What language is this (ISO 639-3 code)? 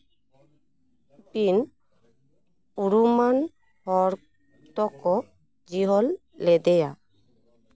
sat